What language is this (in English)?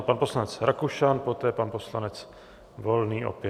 Czech